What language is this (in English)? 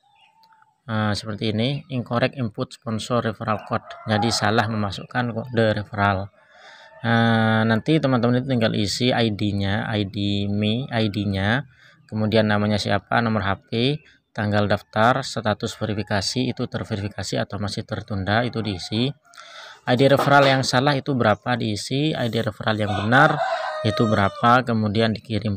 Indonesian